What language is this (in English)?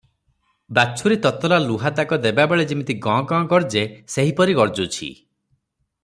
Odia